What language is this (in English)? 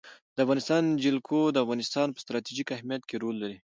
Pashto